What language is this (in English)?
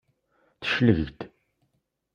Kabyle